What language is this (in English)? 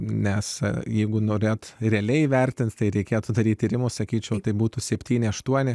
Lithuanian